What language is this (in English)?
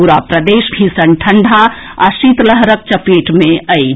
Maithili